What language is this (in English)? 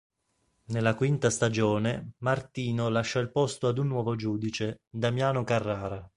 Italian